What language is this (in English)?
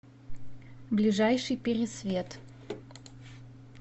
Russian